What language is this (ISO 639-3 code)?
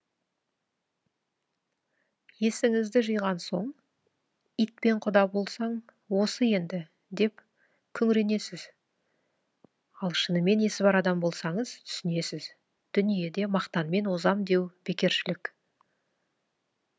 kaz